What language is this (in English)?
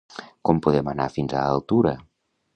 Catalan